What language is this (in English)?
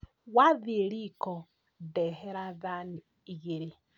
Kikuyu